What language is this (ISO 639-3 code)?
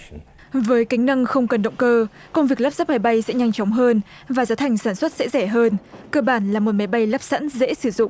vie